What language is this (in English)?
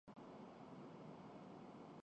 Urdu